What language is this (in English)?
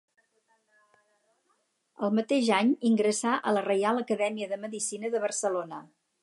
Catalan